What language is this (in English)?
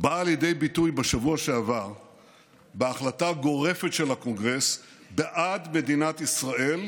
Hebrew